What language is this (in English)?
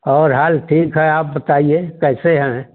Hindi